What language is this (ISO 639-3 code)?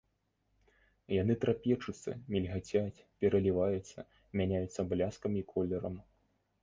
bel